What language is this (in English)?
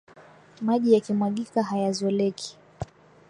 Swahili